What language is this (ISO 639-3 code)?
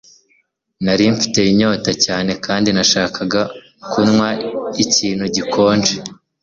kin